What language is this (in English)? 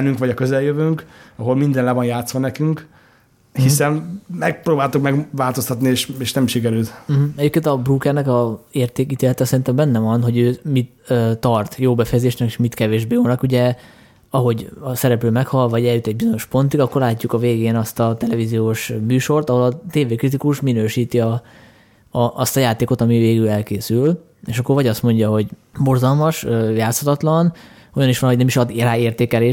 Hungarian